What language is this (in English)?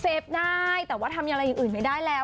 Thai